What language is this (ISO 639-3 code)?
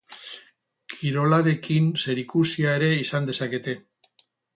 eus